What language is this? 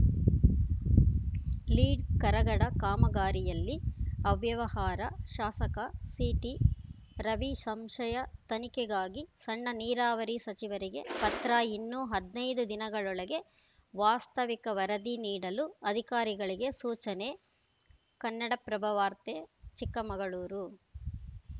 Kannada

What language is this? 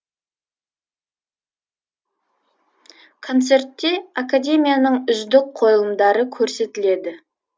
Kazakh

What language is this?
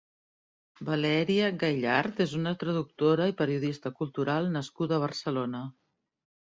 Catalan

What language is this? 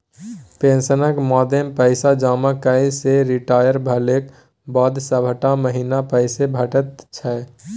Maithili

